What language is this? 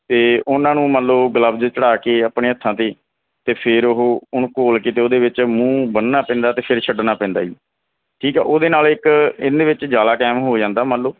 Punjabi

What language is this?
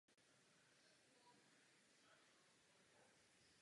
Czech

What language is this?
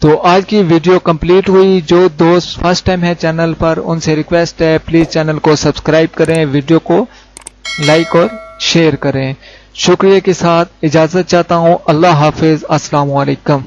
Urdu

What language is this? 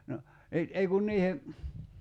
Finnish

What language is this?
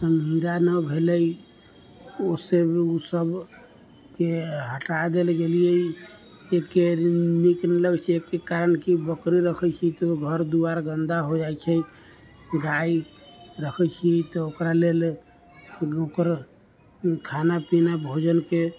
Maithili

